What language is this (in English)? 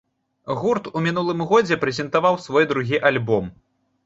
Belarusian